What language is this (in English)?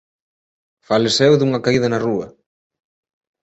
Galician